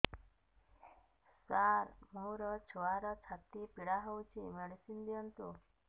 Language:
Odia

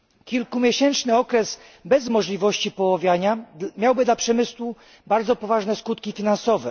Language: Polish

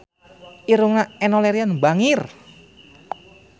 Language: Sundanese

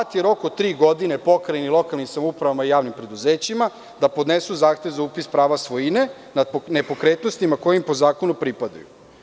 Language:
Serbian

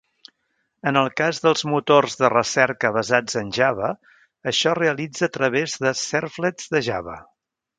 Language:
Catalan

